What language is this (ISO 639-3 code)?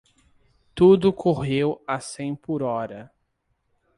por